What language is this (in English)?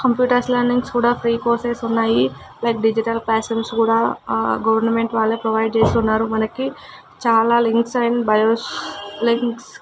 Telugu